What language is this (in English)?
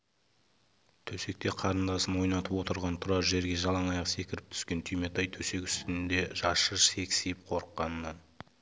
Kazakh